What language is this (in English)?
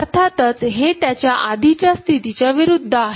Marathi